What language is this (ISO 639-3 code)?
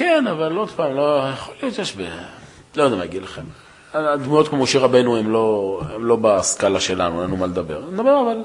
heb